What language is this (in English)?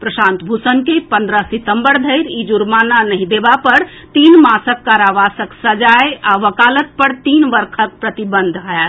Maithili